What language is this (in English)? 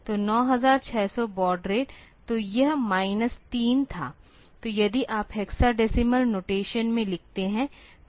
Hindi